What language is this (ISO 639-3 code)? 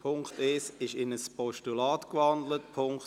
gsw